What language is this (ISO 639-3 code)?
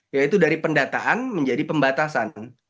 ind